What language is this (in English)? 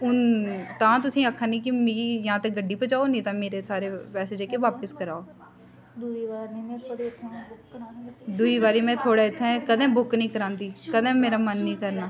Dogri